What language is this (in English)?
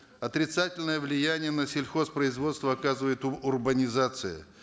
Kazakh